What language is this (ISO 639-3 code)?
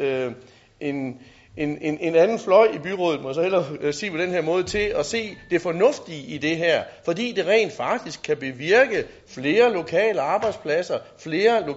dan